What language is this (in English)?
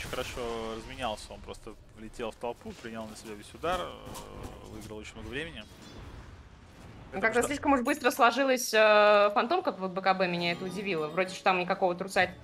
Russian